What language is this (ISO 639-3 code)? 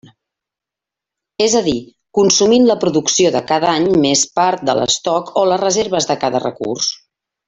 cat